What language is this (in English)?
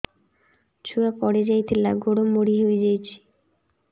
Odia